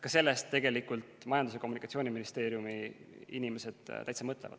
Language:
Estonian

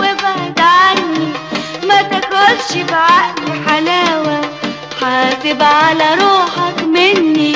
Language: Arabic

